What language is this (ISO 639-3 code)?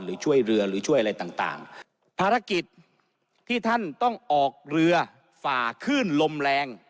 tha